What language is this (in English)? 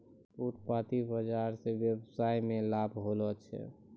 Maithili